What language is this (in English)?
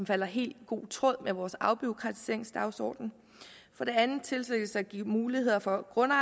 Danish